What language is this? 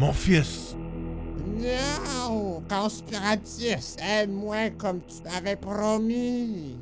French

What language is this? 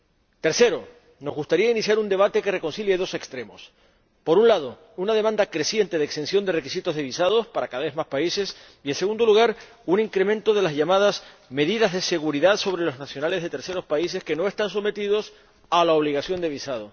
Spanish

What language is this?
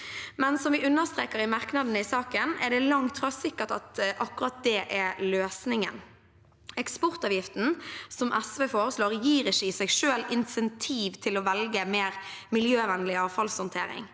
Norwegian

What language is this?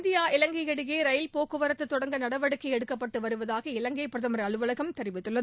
Tamil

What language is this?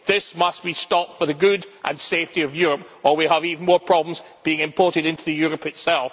English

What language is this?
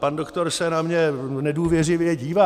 Czech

